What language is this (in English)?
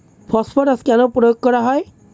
Bangla